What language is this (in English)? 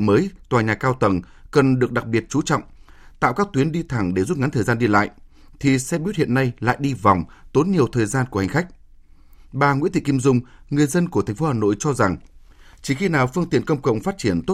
Vietnamese